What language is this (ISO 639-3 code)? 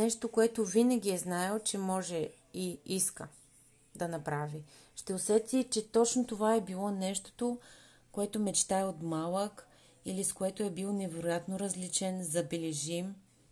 bul